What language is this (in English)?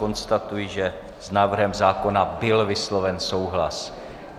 Czech